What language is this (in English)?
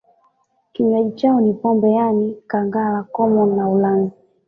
Swahili